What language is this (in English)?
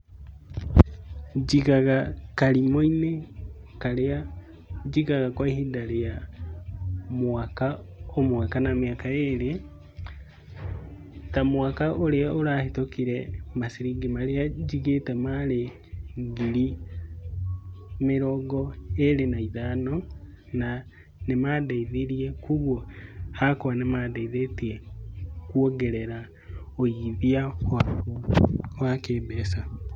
Kikuyu